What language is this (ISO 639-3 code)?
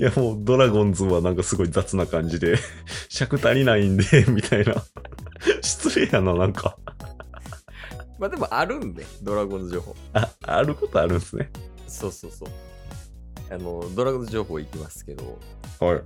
jpn